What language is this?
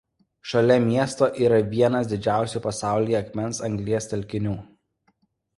Lithuanian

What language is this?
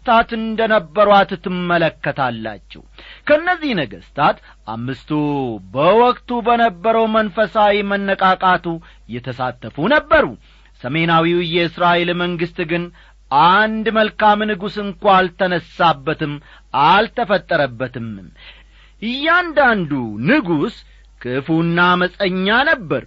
Amharic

